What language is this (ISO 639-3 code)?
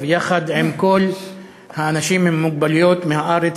heb